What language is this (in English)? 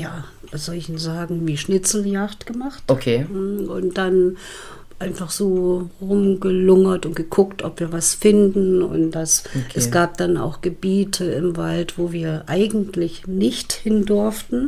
German